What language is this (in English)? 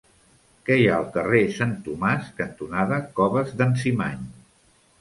Catalan